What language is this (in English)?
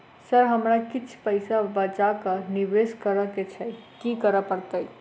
Maithili